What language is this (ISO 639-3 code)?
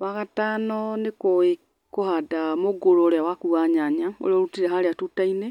kik